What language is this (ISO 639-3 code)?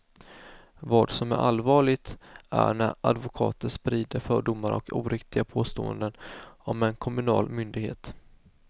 swe